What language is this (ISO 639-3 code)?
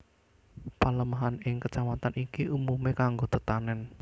jav